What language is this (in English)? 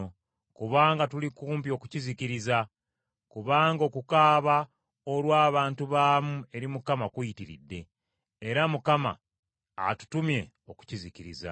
Ganda